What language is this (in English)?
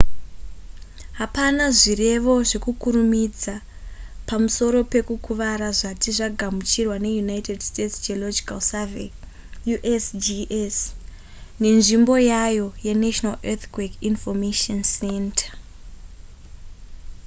Shona